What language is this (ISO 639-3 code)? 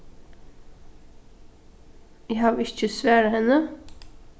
fao